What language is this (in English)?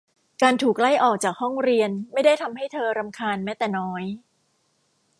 Thai